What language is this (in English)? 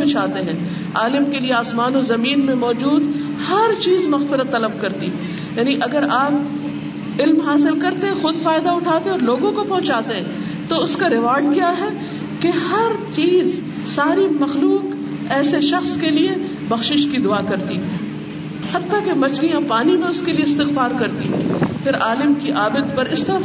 Urdu